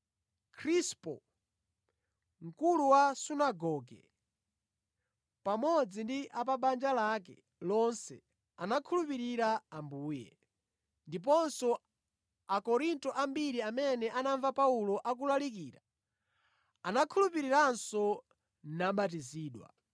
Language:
Nyanja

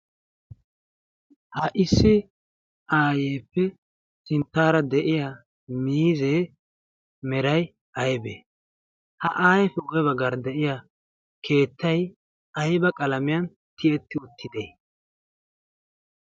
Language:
Wolaytta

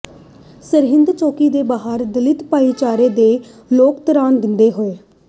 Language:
Punjabi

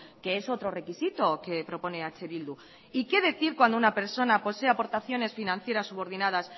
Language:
Spanish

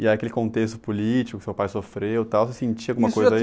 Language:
Portuguese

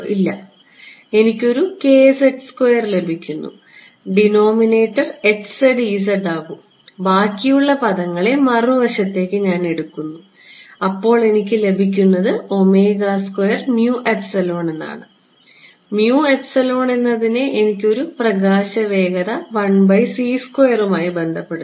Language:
Malayalam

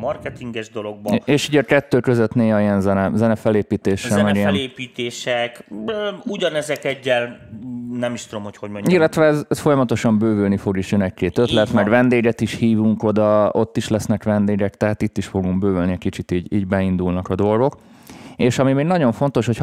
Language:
Hungarian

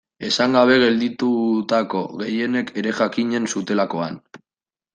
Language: Basque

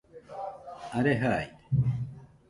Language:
Nüpode Huitoto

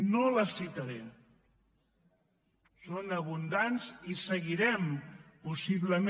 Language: Catalan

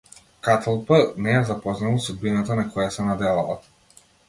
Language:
Macedonian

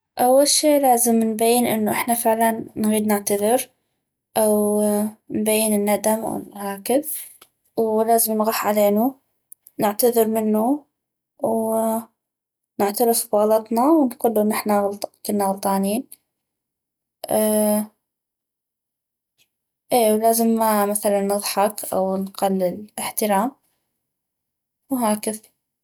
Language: North Mesopotamian Arabic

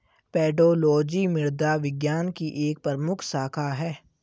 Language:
Hindi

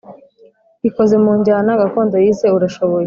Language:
Kinyarwanda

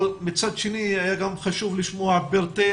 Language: Hebrew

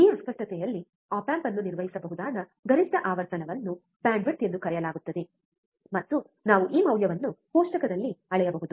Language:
Kannada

